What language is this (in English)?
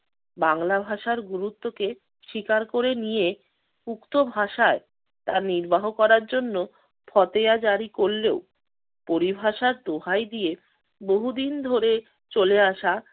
Bangla